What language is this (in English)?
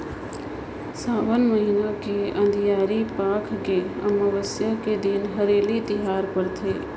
Chhattisgarhi